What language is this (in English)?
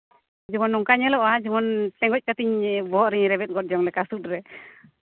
Santali